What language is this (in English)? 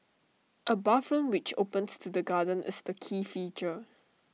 English